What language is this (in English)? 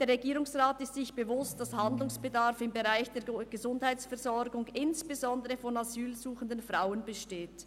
Swiss German